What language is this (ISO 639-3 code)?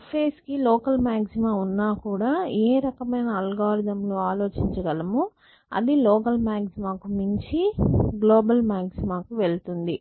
tel